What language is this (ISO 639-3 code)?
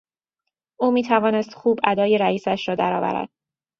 fas